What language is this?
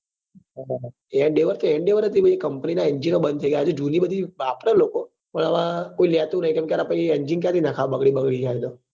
Gujarati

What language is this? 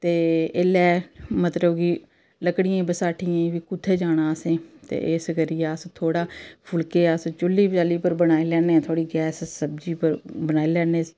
Dogri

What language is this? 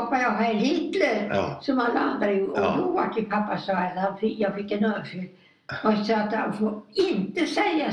Swedish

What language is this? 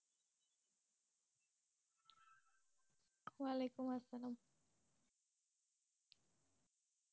Bangla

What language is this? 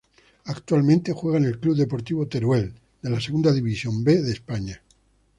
Spanish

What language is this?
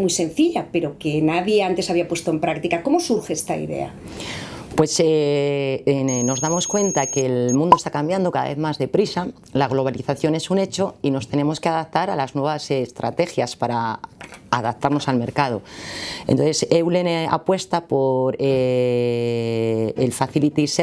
Spanish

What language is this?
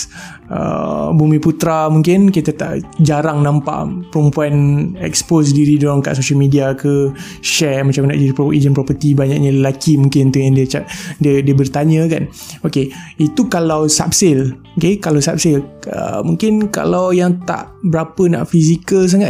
Malay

